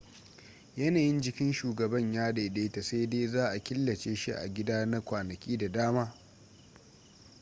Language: Hausa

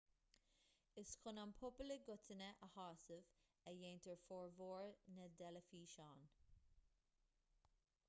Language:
Irish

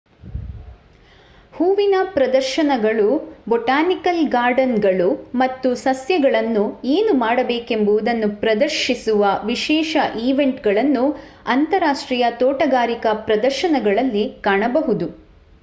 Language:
Kannada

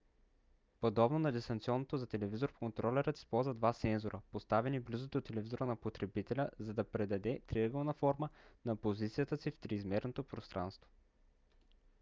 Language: Bulgarian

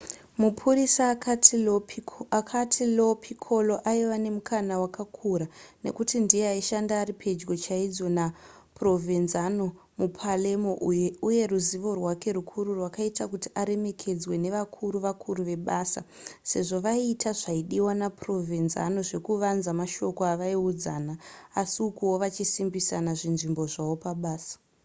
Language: Shona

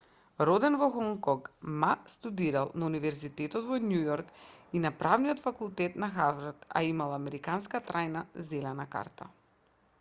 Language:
Macedonian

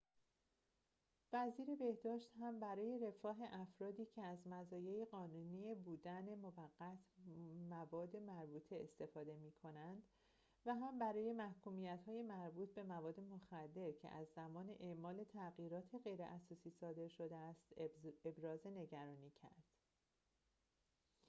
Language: Persian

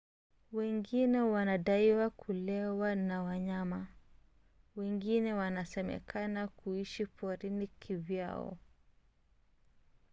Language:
Swahili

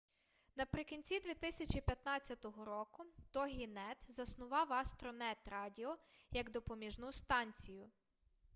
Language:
Ukrainian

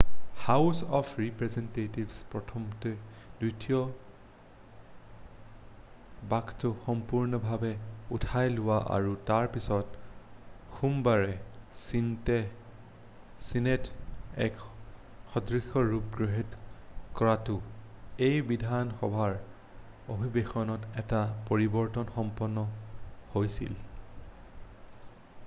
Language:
Assamese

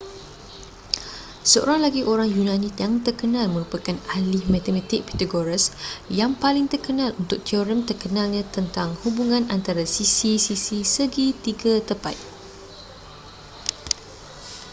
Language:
Malay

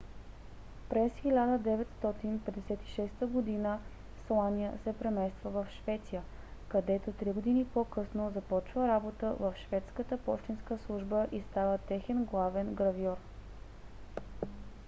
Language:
Bulgarian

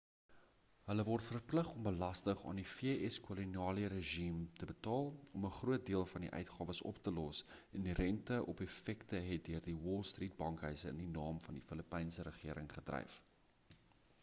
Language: Afrikaans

